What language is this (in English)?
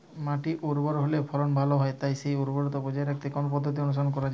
Bangla